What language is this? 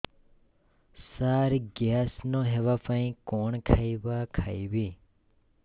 Odia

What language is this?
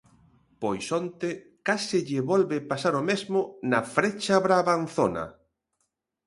Galician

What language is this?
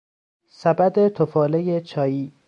Persian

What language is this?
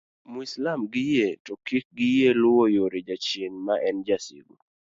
Luo (Kenya and Tanzania)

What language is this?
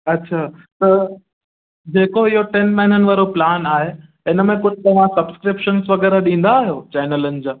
Sindhi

